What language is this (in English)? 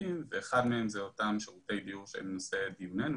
Hebrew